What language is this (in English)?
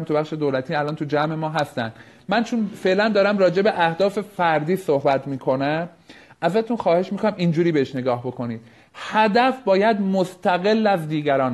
Persian